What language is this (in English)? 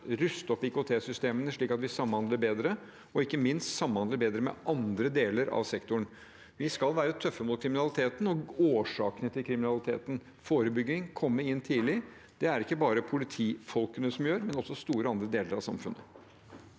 Norwegian